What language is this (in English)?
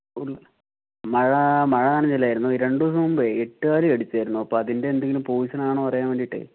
Malayalam